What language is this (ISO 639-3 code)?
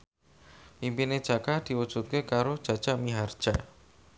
jav